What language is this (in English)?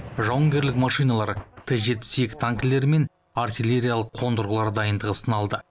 Kazakh